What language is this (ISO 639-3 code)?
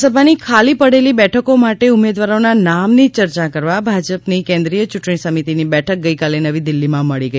guj